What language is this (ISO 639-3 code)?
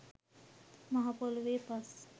sin